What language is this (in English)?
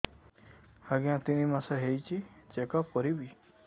Odia